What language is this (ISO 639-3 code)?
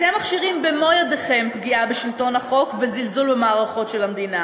heb